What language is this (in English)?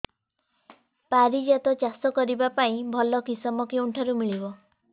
Odia